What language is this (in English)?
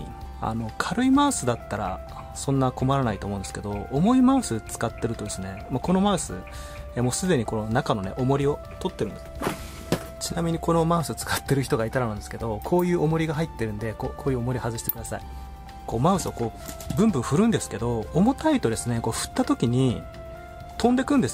Japanese